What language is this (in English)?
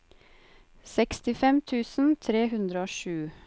Norwegian